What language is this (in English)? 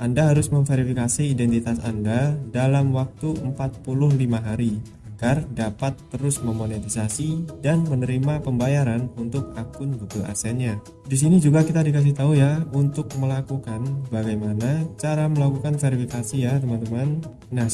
Indonesian